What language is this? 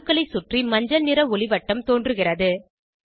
Tamil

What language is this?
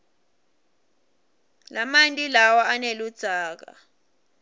Swati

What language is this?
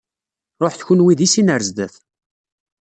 Kabyle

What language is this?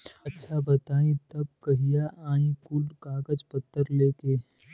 Bhojpuri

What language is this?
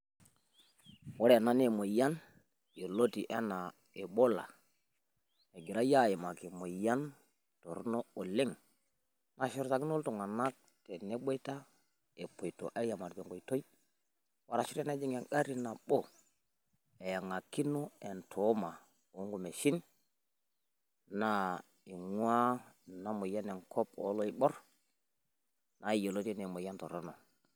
Masai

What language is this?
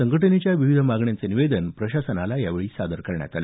Marathi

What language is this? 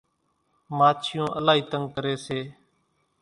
Kachi Koli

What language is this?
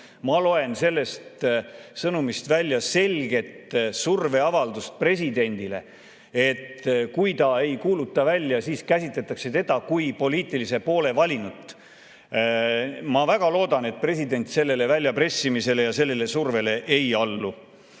Estonian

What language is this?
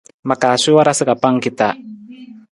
Nawdm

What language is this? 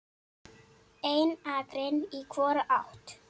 Icelandic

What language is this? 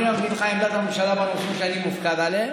Hebrew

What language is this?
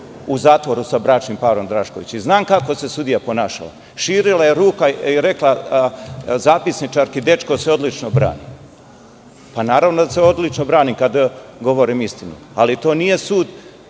Serbian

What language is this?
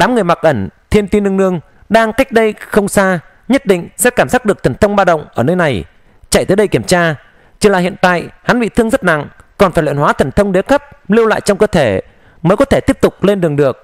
Vietnamese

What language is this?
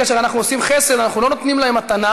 Hebrew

